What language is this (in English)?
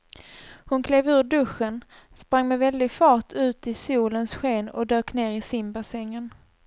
Swedish